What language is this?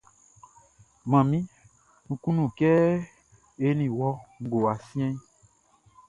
Baoulé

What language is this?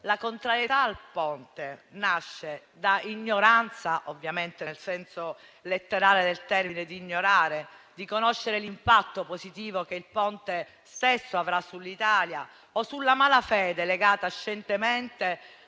Italian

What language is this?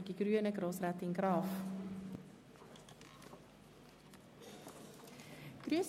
Swiss German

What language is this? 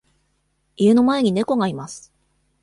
Japanese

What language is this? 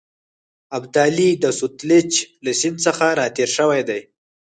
Pashto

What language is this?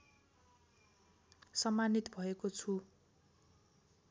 Nepali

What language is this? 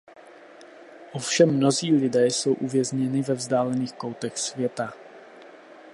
Czech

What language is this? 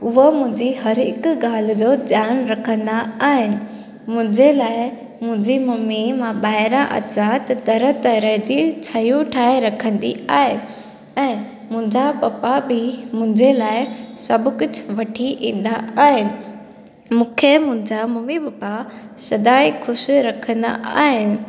Sindhi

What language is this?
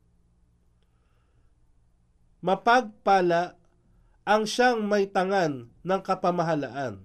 Filipino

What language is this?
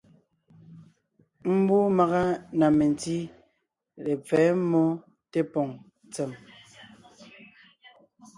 Ngiemboon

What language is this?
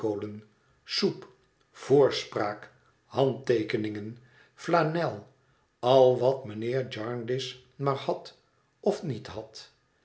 Dutch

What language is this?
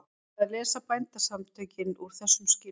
Icelandic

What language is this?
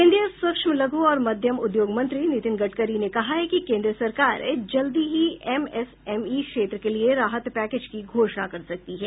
Hindi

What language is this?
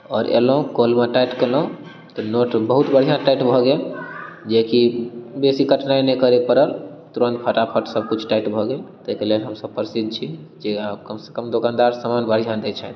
Maithili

